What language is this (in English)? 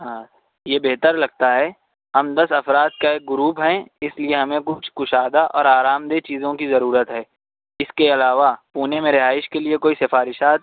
Urdu